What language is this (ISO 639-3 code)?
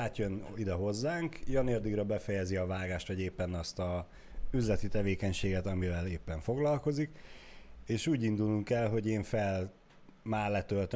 hun